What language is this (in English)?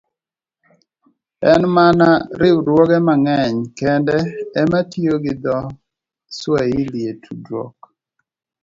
Luo (Kenya and Tanzania)